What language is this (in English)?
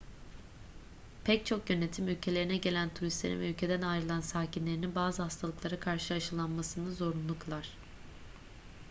Turkish